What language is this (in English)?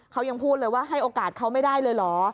Thai